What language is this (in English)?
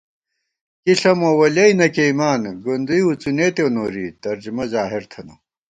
Gawar-Bati